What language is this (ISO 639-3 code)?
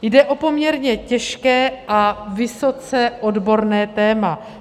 ces